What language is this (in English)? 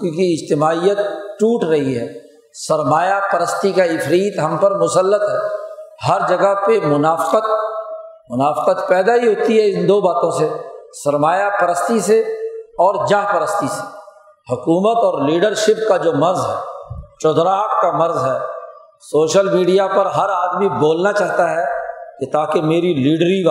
Urdu